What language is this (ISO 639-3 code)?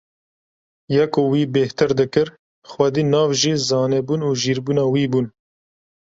kur